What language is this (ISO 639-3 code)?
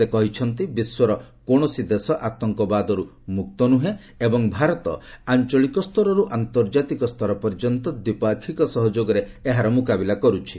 ori